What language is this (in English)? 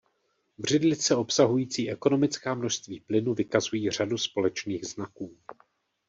Czech